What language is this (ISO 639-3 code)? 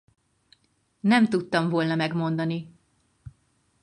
hun